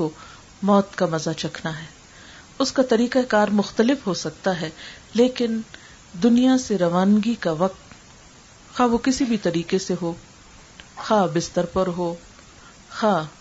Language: Urdu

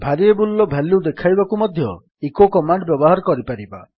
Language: Odia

